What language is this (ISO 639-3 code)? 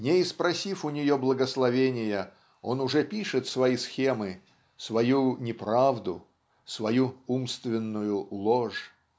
rus